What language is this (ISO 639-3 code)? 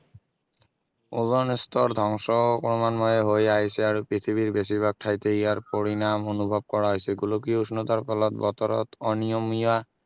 asm